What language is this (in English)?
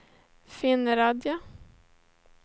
Swedish